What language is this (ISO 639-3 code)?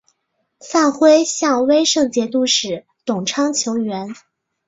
zho